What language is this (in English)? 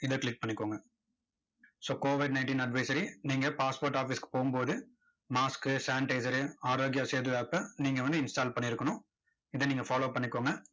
Tamil